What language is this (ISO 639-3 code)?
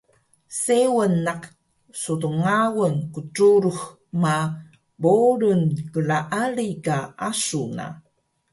trv